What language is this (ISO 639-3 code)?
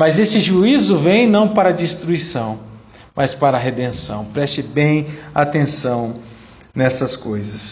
por